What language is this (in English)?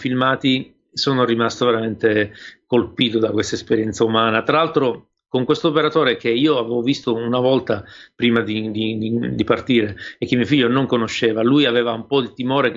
Italian